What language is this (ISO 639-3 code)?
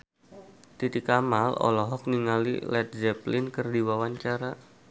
sun